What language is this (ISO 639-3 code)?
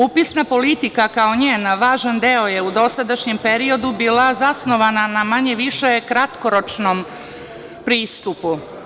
srp